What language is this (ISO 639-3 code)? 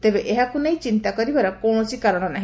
ori